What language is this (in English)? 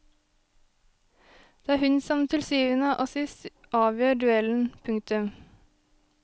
Norwegian